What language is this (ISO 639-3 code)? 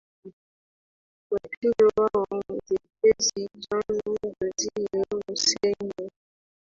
swa